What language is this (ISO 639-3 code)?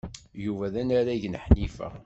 kab